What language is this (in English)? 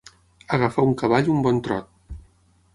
Catalan